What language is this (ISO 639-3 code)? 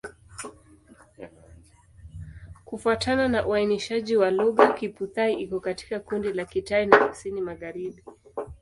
swa